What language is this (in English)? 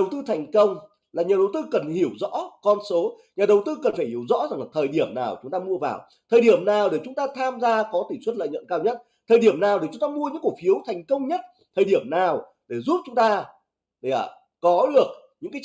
Vietnamese